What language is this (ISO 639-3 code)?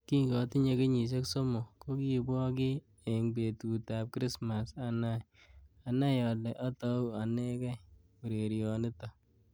kln